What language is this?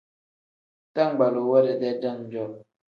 Tem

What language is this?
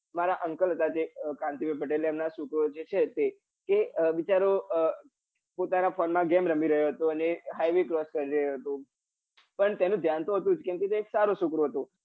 Gujarati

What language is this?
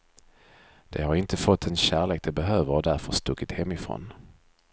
Swedish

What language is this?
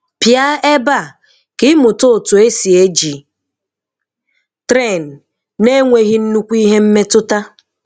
Igbo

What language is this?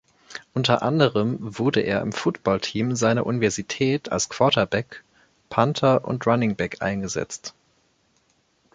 German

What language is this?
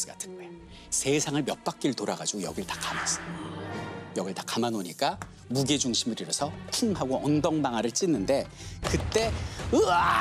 Korean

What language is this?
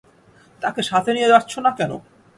Bangla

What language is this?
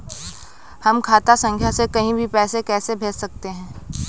Hindi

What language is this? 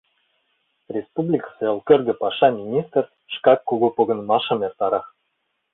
Mari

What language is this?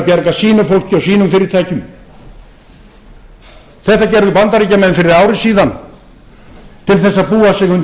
Icelandic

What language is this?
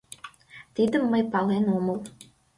Mari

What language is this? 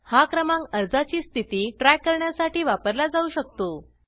Marathi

